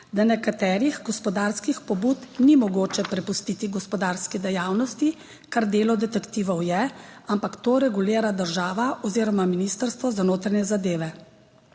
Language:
Slovenian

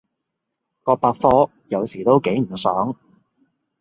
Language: Cantonese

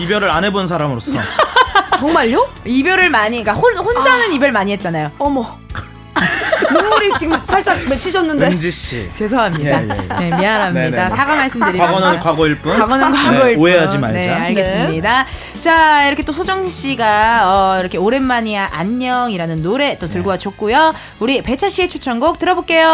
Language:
Korean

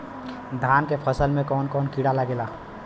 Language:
Bhojpuri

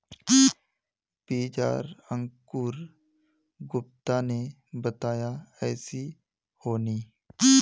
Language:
Magahi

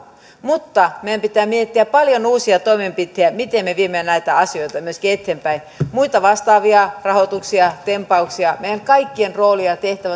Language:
Finnish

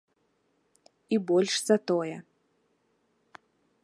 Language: Belarusian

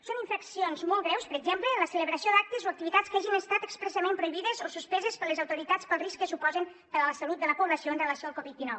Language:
Catalan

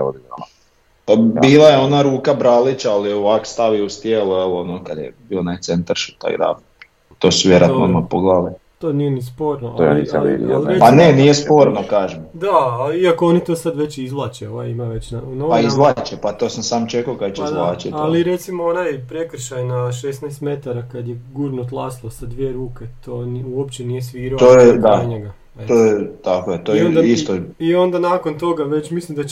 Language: Croatian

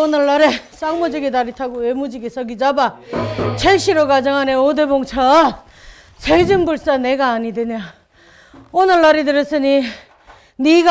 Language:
Korean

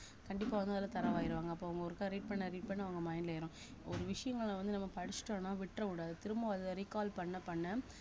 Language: Tamil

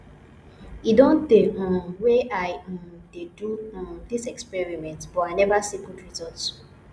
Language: Nigerian Pidgin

